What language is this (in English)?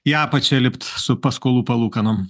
Lithuanian